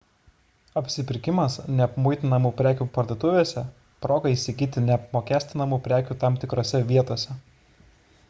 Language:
Lithuanian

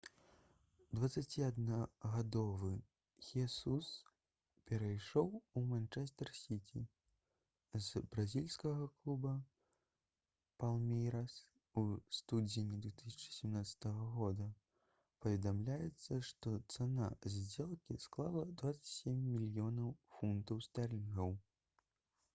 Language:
Belarusian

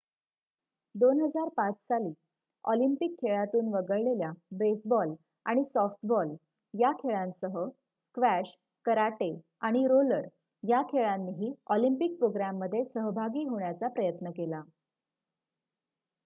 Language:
Marathi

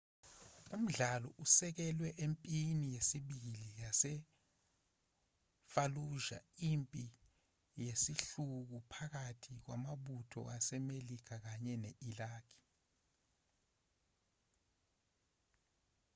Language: Zulu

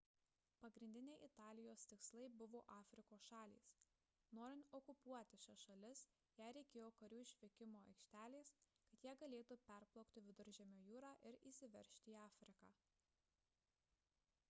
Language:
Lithuanian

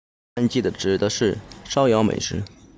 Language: Chinese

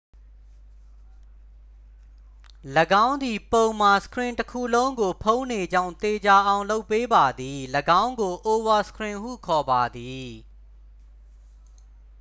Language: Burmese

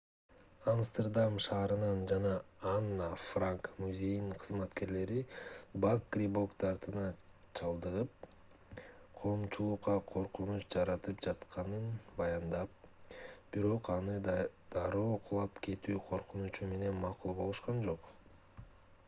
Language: Kyrgyz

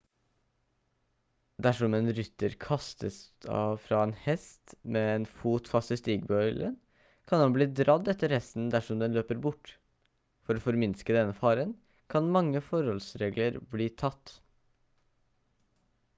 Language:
Norwegian Bokmål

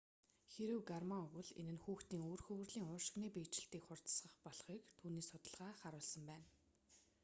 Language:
Mongolian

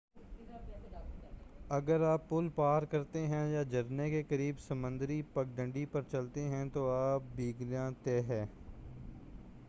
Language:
Urdu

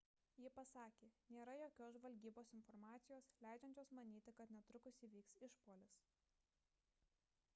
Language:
Lithuanian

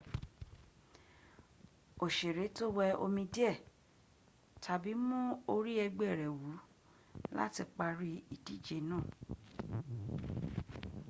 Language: Yoruba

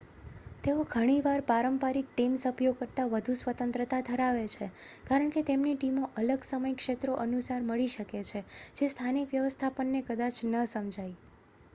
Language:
Gujarati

